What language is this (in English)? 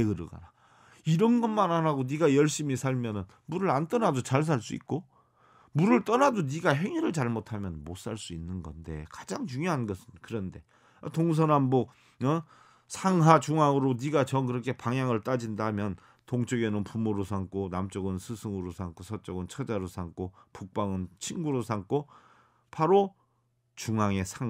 Korean